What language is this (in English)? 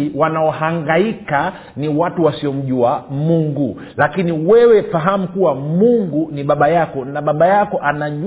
Swahili